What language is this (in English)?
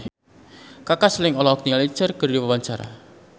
Sundanese